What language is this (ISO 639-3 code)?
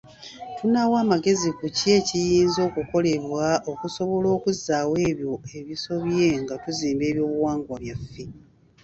lug